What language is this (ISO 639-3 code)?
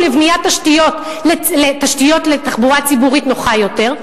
heb